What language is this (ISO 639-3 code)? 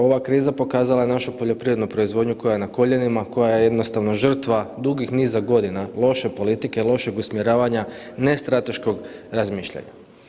hrv